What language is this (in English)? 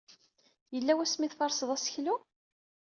Kabyle